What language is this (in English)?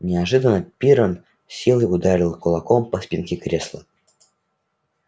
Russian